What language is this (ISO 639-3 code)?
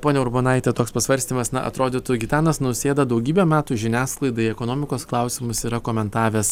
lit